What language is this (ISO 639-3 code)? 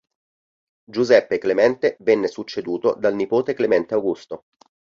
ita